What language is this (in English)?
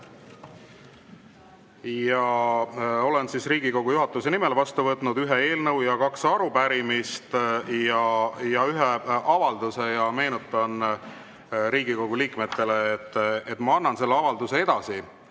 Estonian